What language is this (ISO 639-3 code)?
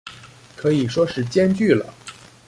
zho